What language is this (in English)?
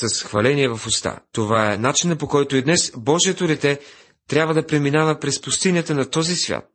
Bulgarian